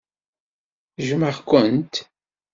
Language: Kabyle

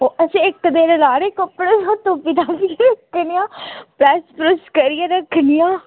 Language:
Dogri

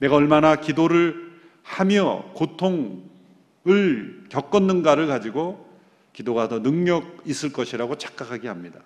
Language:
Korean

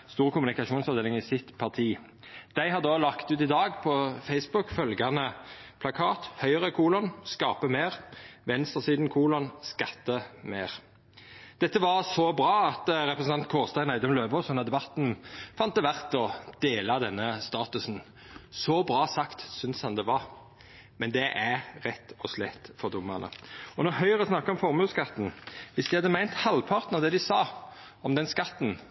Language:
Norwegian Nynorsk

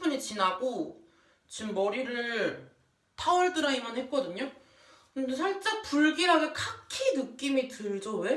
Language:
Korean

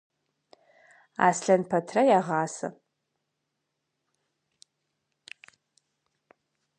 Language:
Kabardian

